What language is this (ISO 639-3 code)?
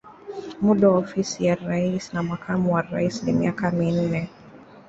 swa